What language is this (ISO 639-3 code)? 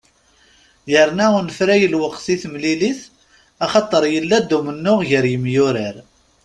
kab